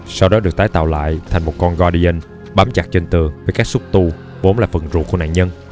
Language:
Vietnamese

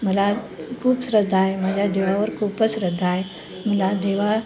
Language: Marathi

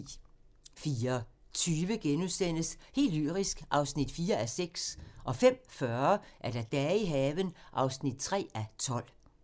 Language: Danish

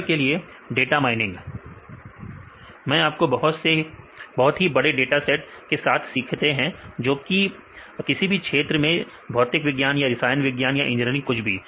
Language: Hindi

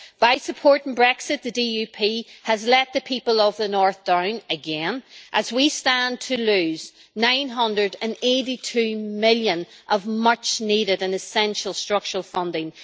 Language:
English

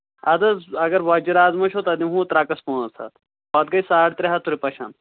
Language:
Kashmiri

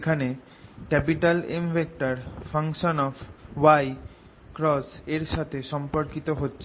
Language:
Bangla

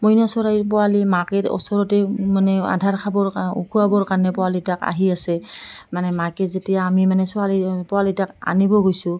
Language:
Assamese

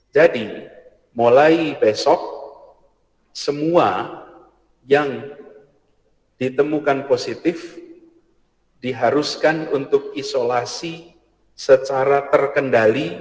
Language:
Indonesian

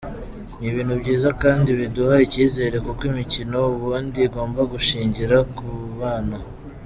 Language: Kinyarwanda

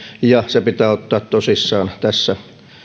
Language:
Finnish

